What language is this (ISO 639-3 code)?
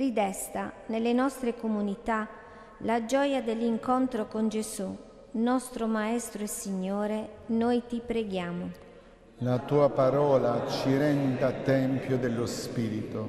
ita